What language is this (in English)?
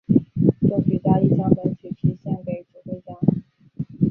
Chinese